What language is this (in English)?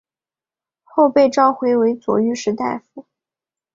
Chinese